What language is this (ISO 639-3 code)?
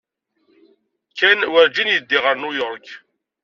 kab